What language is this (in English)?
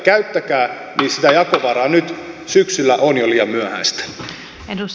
Finnish